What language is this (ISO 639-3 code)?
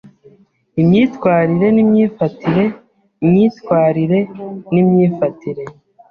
kin